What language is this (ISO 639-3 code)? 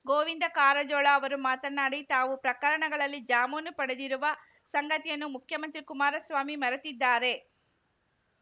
kan